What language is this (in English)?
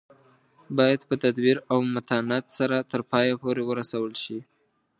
Pashto